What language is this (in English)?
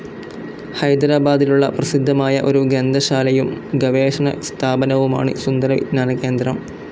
Malayalam